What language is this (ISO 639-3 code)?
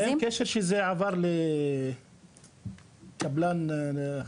heb